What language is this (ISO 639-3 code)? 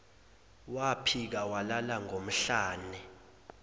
zul